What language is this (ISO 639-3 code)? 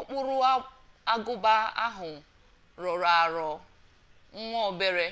ibo